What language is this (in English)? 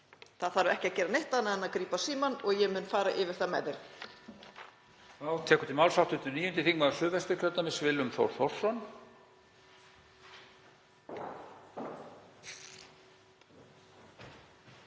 Icelandic